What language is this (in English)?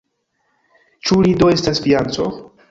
Esperanto